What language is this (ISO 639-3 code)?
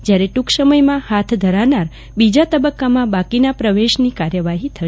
guj